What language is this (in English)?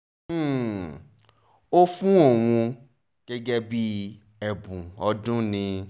Yoruba